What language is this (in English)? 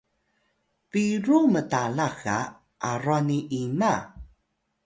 Atayal